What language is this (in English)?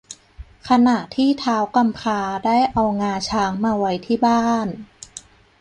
Thai